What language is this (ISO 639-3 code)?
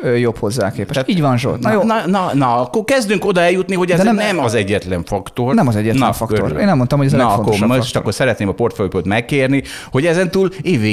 hun